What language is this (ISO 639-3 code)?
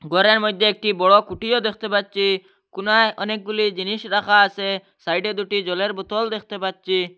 ben